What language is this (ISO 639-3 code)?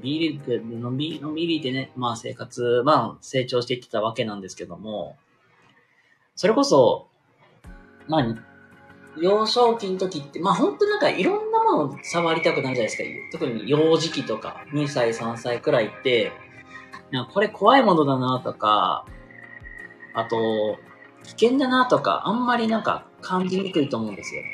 jpn